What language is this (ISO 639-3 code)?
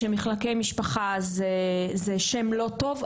heb